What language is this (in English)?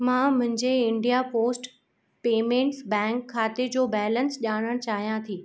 Sindhi